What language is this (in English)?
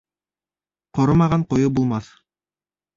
Bashkir